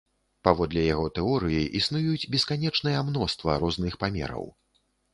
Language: Belarusian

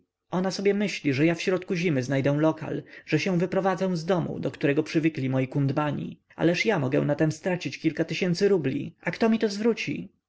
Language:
Polish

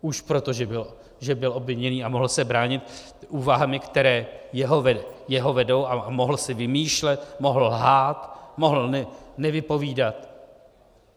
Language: Czech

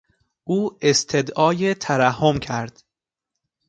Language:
Persian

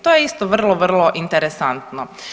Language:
Croatian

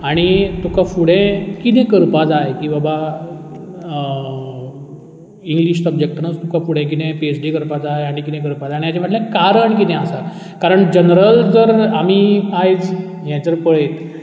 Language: Konkani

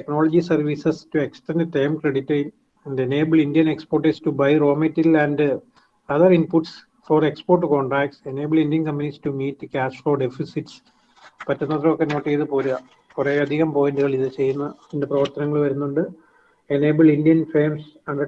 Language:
English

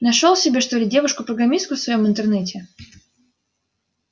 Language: Russian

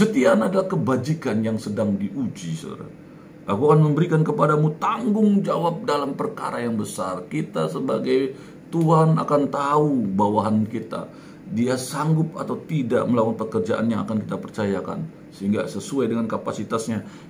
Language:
Indonesian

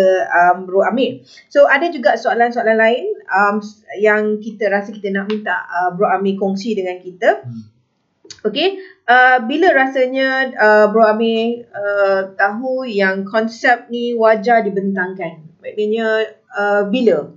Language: Malay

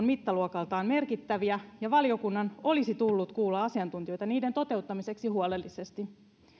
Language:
Finnish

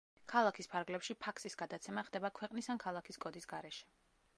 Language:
Georgian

